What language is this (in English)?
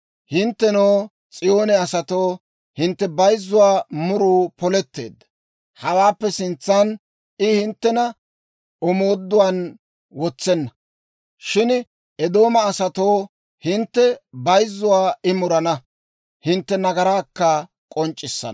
Dawro